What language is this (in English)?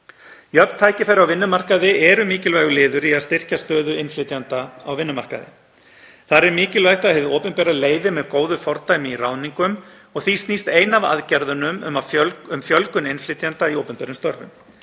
Icelandic